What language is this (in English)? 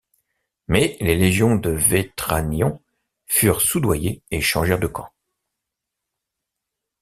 French